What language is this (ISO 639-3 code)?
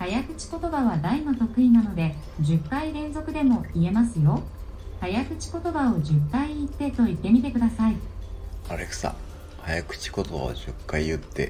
jpn